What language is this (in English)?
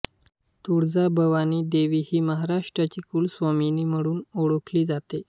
Marathi